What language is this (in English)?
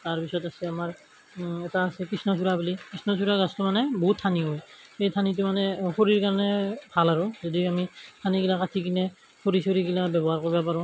Assamese